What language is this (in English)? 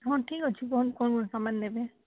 Odia